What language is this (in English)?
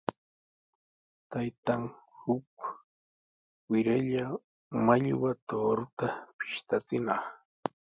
Sihuas Ancash Quechua